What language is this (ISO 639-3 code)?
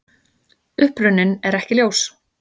isl